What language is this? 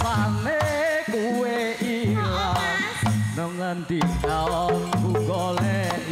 Indonesian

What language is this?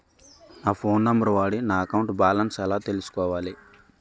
Telugu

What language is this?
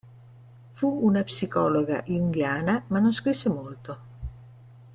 Italian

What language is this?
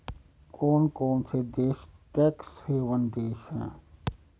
Hindi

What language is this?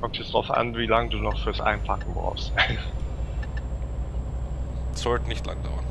German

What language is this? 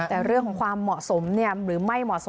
Thai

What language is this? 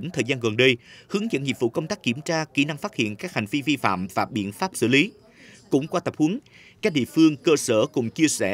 Vietnamese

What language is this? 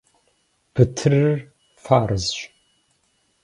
Kabardian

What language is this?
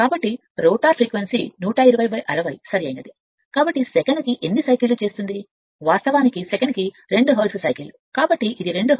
Telugu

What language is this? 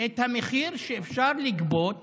Hebrew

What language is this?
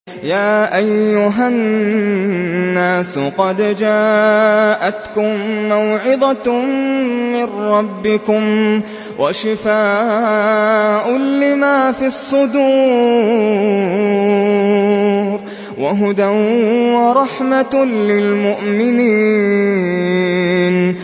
Arabic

